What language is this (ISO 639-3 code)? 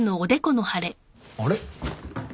jpn